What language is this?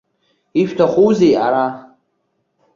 Abkhazian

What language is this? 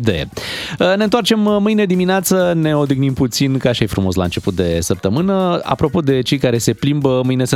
Romanian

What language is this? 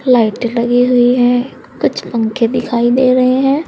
Hindi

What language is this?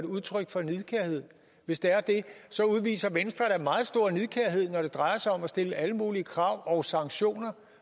Danish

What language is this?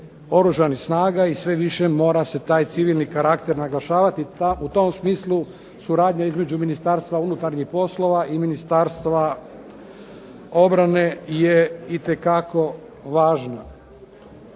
Croatian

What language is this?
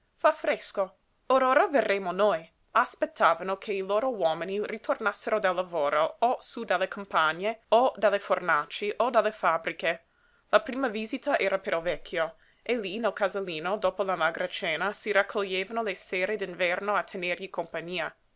Italian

